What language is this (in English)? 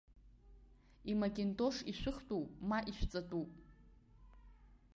Abkhazian